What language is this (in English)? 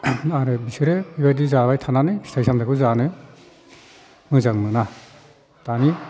Bodo